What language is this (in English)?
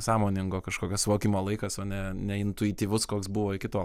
Lithuanian